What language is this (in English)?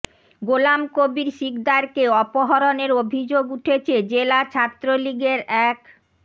Bangla